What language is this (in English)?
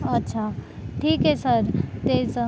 Marathi